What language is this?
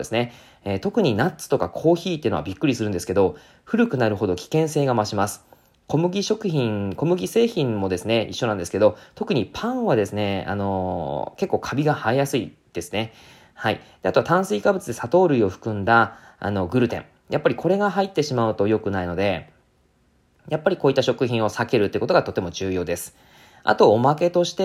Japanese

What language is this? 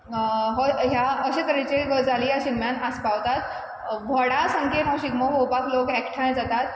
Konkani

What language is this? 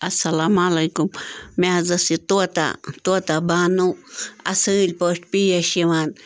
Kashmiri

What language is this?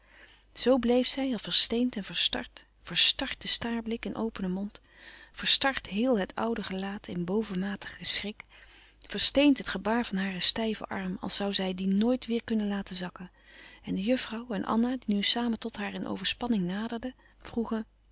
Dutch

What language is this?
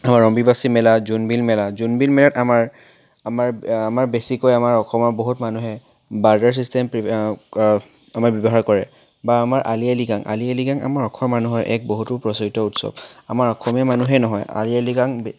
Assamese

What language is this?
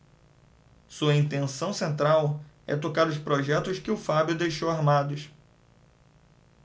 Portuguese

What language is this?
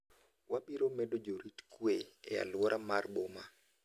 Luo (Kenya and Tanzania)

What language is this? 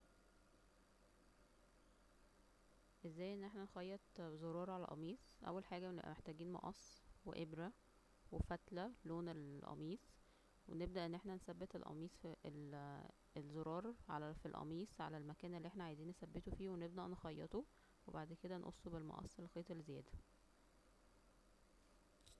Egyptian Arabic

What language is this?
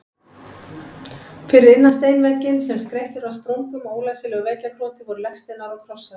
Icelandic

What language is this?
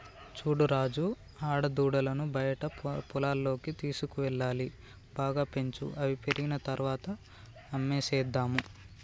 Telugu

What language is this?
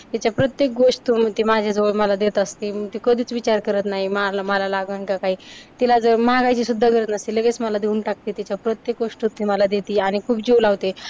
Marathi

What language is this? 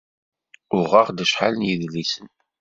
Kabyle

